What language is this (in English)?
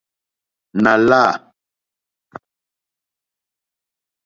Mokpwe